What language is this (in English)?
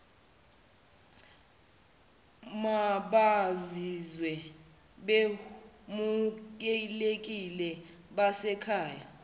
Zulu